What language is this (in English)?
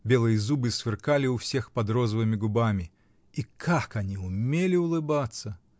Russian